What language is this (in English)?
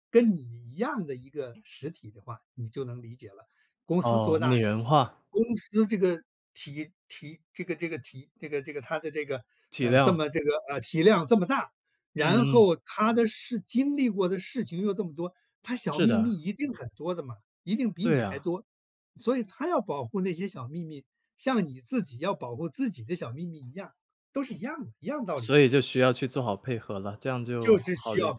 Chinese